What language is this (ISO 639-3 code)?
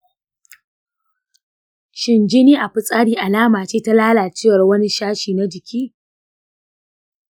hau